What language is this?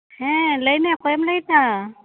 Santali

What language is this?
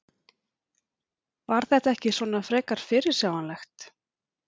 Icelandic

